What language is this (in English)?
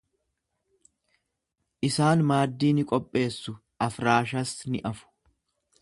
Oromo